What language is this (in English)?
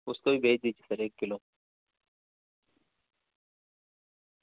Urdu